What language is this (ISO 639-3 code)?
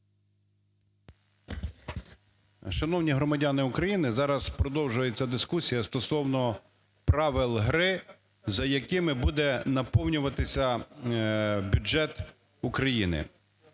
ukr